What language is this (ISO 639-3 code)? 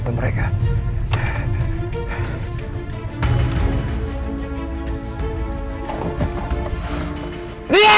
ind